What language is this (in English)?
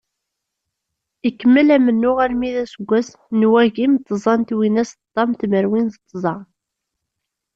Kabyle